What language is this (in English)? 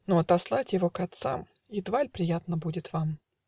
Russian